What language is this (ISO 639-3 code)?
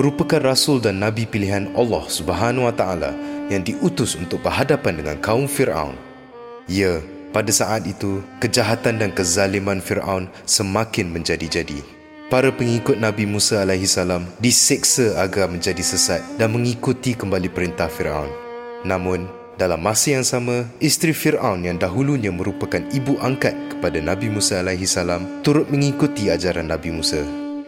msa